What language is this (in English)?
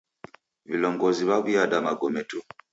Taita